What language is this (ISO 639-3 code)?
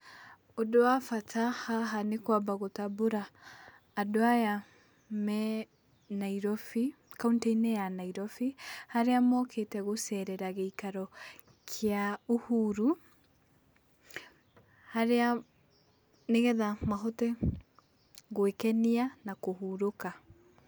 kik